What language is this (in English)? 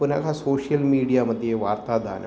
Sanskrit